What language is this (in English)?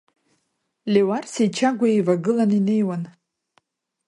Abkhazian